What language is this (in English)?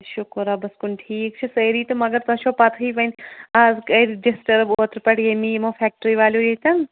Kashmiri